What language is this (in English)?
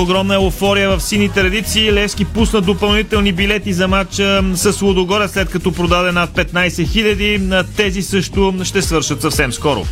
Bulgarian